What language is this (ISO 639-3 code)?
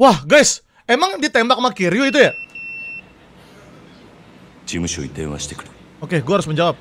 ind